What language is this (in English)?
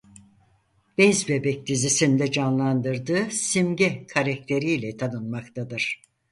Turkish